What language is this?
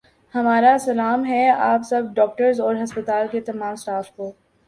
Urdu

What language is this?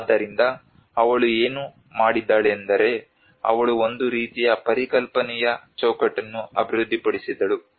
Kannada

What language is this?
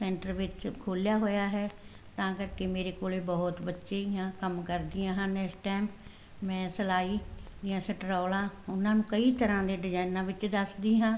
Punjabi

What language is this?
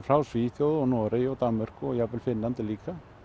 Icelandic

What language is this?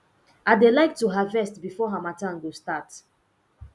Nigerian Pidgin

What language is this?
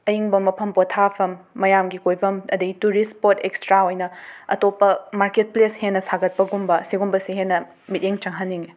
Manipuri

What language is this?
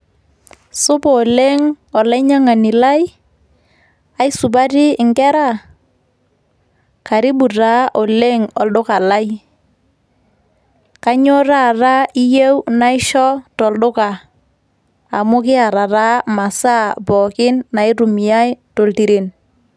Masai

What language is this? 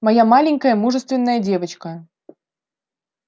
Russian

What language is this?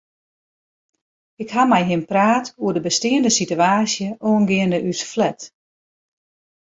Western Frisian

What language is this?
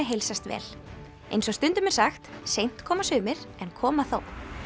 Icelandic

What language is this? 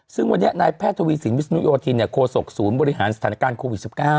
Thai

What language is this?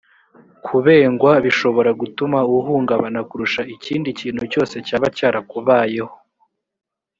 Kinyarwanda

